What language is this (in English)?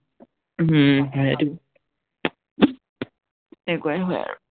Assamese